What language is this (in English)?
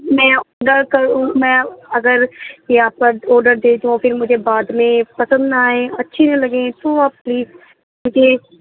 Urdu